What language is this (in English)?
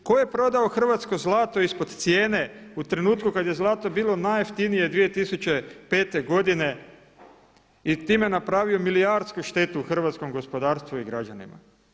Croatian